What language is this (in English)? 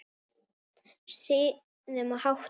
Icelandic